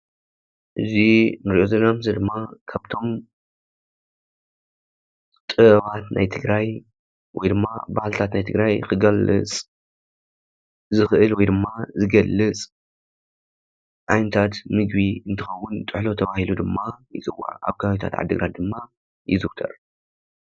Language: Tigrinya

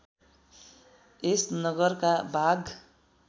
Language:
Nepali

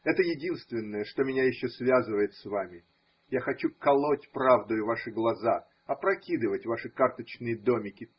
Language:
Russian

